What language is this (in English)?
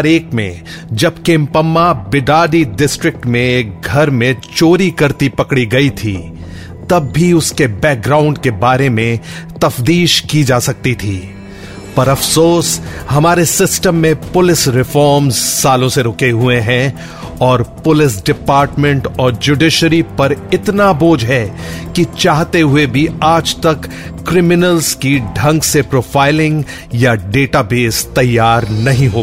Hindi